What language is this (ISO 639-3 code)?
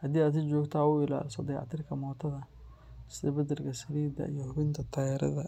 som